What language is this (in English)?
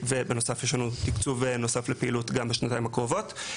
Hebrew